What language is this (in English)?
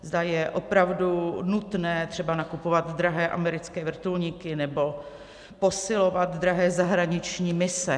Czech